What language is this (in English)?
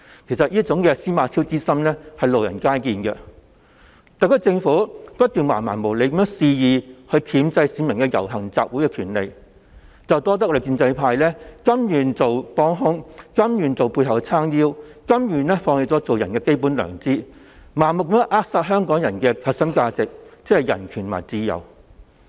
Cantonese